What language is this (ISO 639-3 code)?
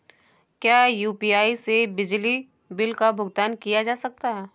hin